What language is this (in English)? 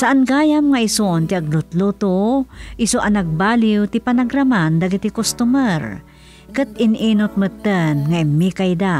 Filipino